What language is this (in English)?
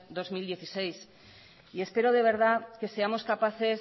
Spanish